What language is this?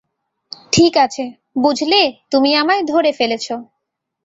Bangla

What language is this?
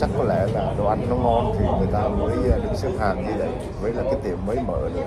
Vietnamese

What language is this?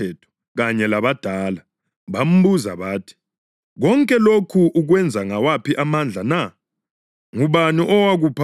North Ndebele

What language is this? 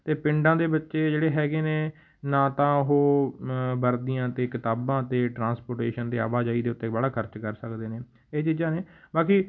Punjabi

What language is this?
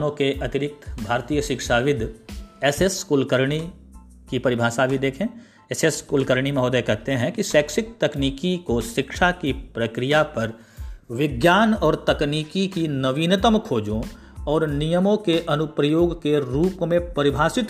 Hindi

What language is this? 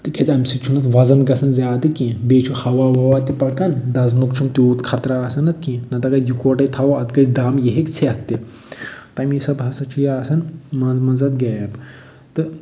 Kashmiri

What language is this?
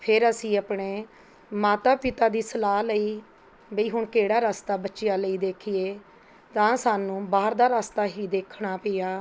Punjabi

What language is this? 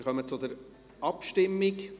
Swiss German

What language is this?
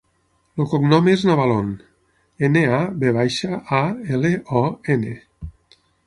Catalan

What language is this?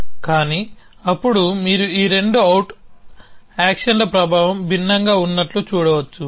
Telugu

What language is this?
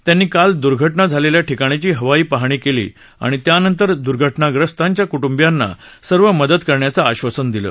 Marathi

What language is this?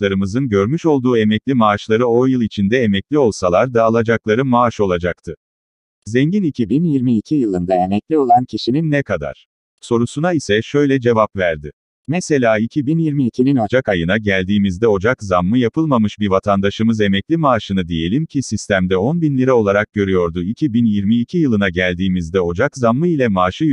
Turkish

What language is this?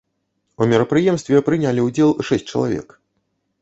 Belarusian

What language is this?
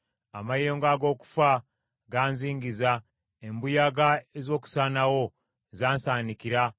Ganda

